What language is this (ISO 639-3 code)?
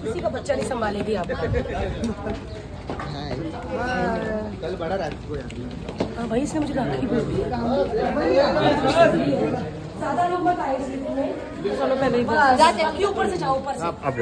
hin